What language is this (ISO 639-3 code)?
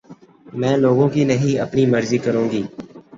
urd